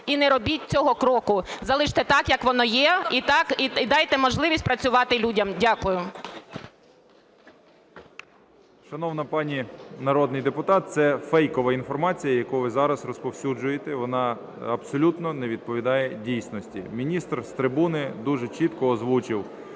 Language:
Ukrainian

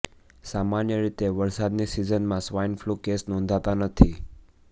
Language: Gujarati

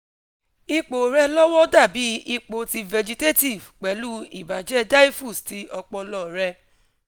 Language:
Yoruba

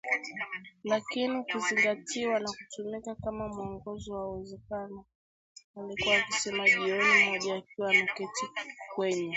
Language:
Swahili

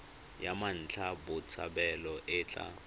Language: Tswana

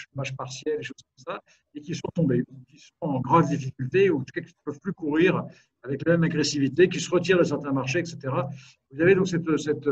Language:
French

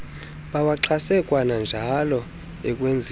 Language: Xhosa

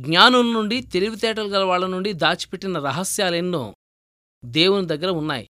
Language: Telugu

